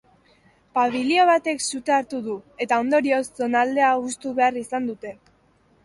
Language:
Basque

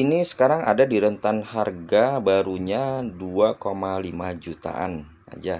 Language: Indonesian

